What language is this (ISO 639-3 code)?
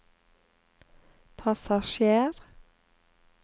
nor